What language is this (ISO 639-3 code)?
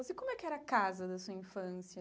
por